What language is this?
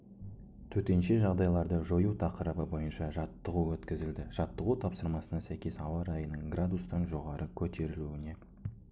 Kazakh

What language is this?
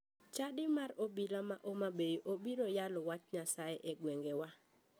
Luo (Kenya and Tanzania)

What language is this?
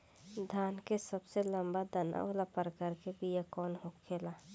Bhojpuri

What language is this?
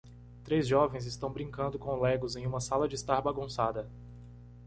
Portuguese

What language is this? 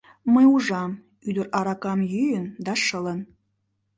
Mari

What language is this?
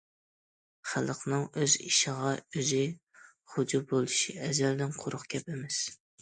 Uyghur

